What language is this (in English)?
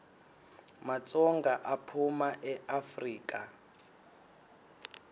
Swati